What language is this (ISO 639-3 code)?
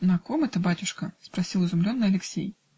rus